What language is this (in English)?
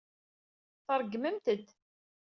Kabyle